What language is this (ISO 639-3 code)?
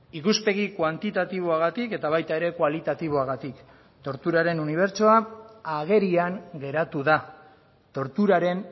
eus